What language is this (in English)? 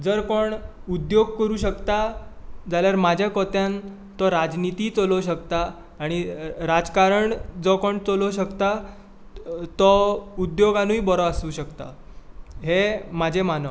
Konkani